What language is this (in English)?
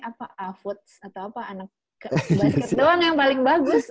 Indonesian